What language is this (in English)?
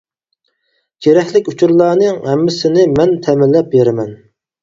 Uyghur